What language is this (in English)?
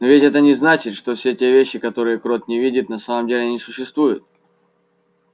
Russian